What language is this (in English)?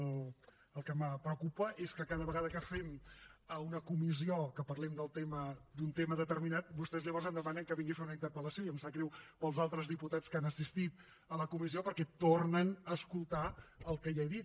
Catalan